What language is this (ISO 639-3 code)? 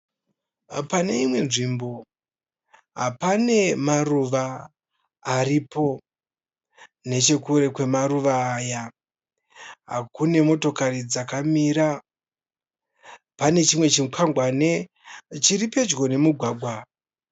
sna